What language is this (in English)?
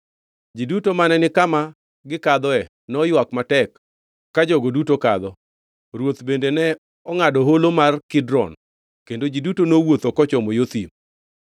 Luo (Kenya and Tanzania)